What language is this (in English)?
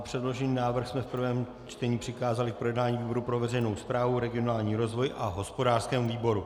Czech